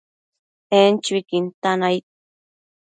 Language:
Matsés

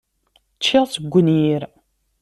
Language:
Kabyle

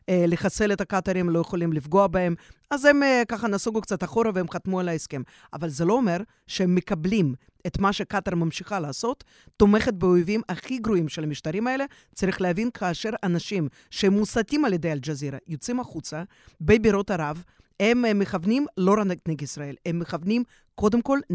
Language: Hebrew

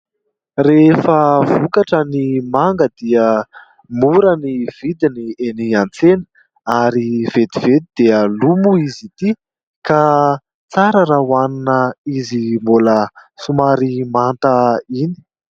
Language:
Malagasy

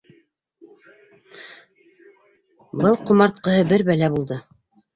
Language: Bashkir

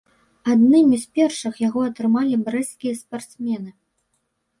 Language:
Belarusian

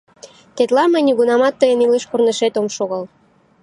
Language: Mari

